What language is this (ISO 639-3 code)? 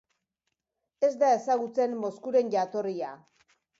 eus